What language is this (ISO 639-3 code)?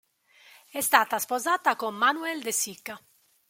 ita